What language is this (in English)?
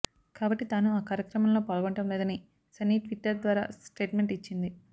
Telugu